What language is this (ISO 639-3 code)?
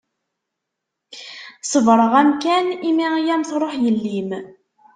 kab